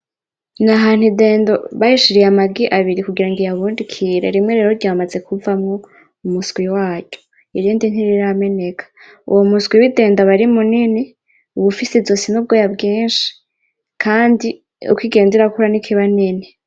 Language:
Rundi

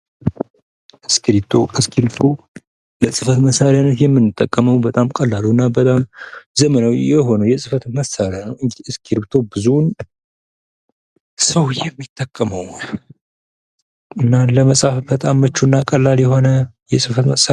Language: Amharic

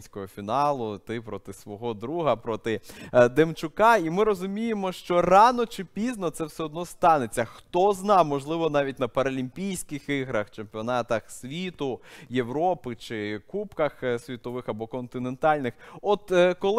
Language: Ukrainian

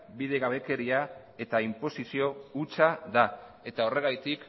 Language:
Basque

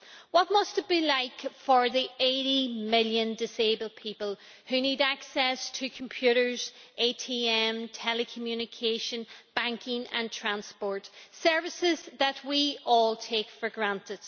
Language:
English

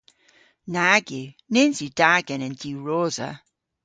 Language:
Cornish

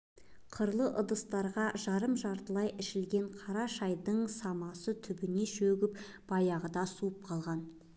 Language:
Kazakh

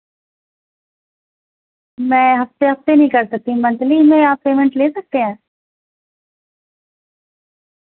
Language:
Urdu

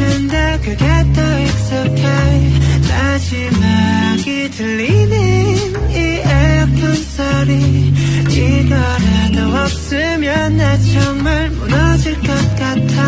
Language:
Korean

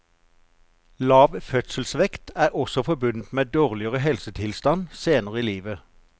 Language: Norwegian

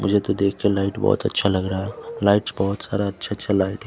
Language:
Hindi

